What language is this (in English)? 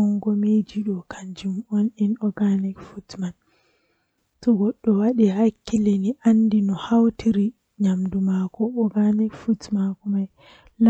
Western Niger Fulfulde